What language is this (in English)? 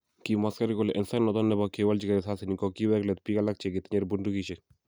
Kalenjin